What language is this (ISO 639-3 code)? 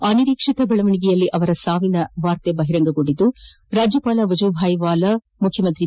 kan